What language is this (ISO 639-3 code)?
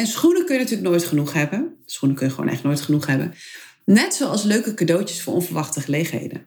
nld